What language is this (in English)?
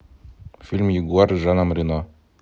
Russian